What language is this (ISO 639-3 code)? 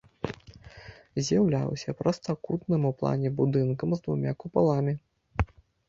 bel